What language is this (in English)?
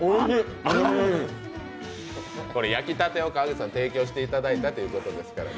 Japanese